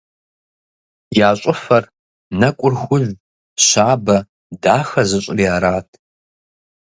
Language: Kabardian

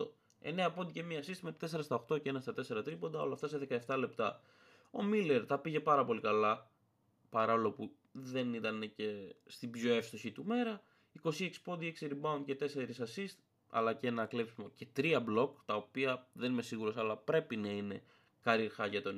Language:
Greek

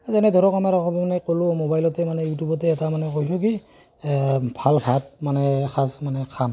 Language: Assamese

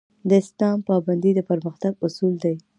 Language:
Pashto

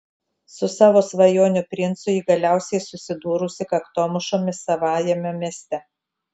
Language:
Lithuanian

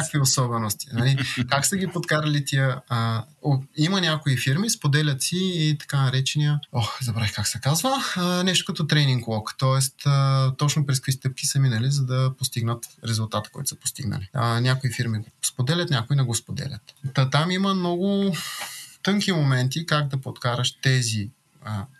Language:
Bulgarian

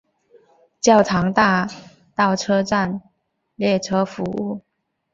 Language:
Chinese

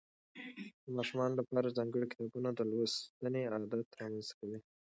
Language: Pashto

